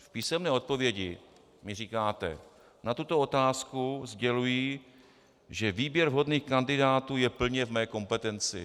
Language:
Czech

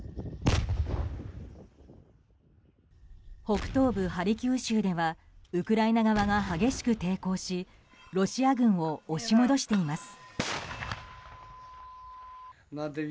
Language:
Japanese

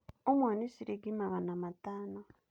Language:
Kikuyu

